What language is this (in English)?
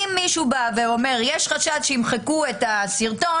Hebrew